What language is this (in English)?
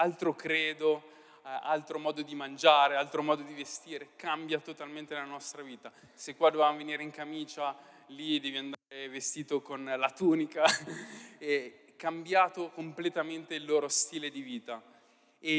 Italian